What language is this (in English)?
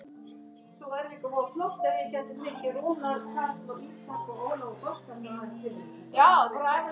Icelandic